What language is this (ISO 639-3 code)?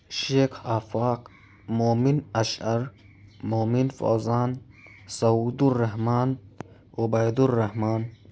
urd